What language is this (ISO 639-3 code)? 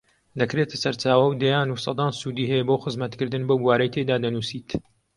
ckb